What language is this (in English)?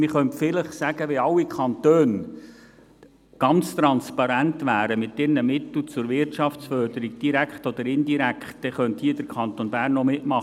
Swiss German